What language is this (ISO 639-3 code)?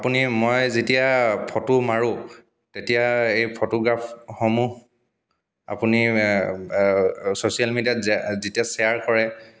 asm